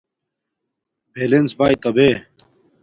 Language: Domaaki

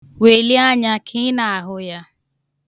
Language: Igbo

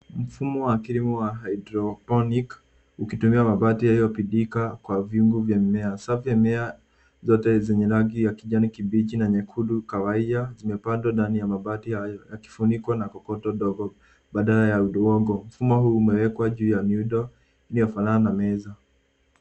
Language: Swahili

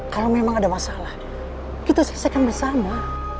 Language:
Indonesian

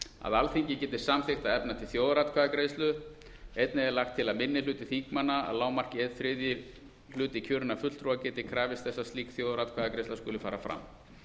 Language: Icelandic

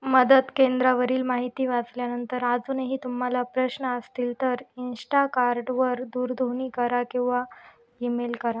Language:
Marathi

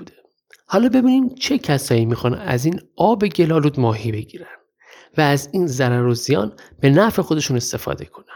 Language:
Persian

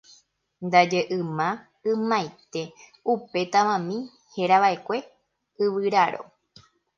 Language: Guarani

